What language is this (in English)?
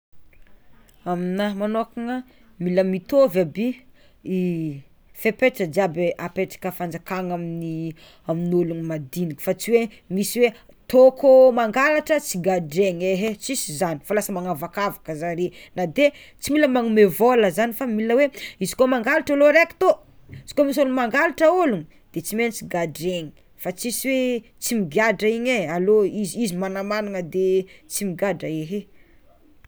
Tsimihety Malagasy